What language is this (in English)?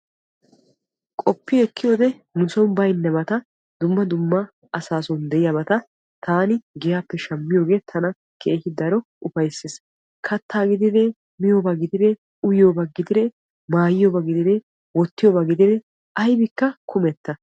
Wolaytta